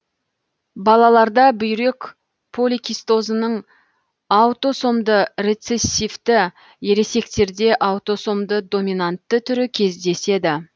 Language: Kazakh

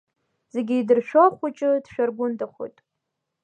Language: Abkhazian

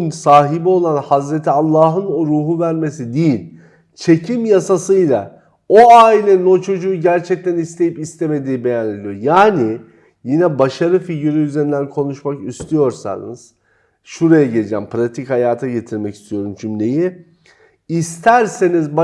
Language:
Turkish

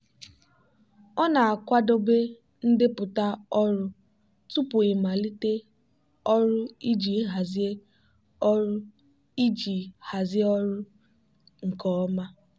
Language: Igbo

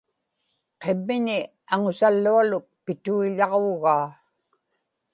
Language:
Inupiaq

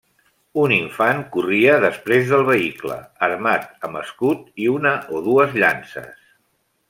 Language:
Catalan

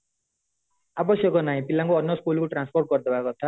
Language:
Odia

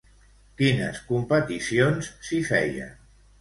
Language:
Catalan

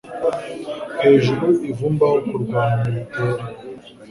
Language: Kinyarwanda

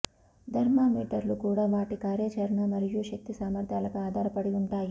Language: Telugu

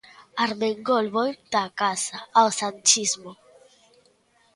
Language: Galician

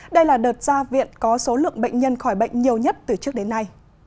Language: Vietnamese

